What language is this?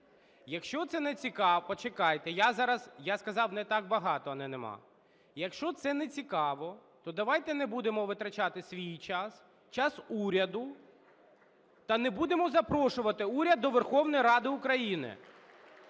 Ukrainian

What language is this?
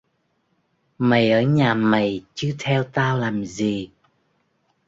Vietnamese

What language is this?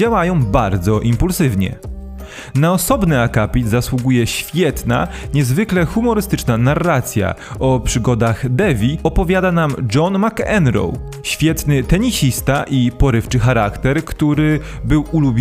Polish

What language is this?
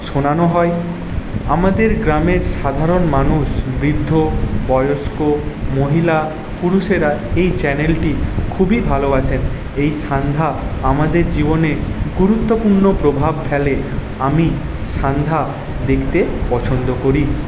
Bangla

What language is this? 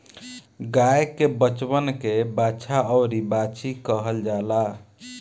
Bhojpuri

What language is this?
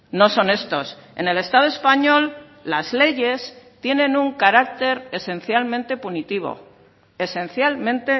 Spanish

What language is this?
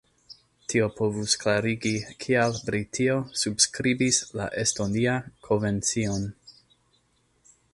Esperanto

